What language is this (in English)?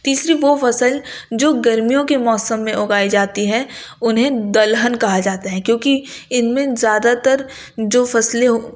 Urdu